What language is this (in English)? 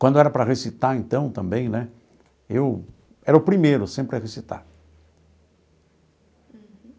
Portuguese